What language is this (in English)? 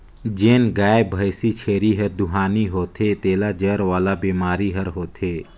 Chhattisgarhi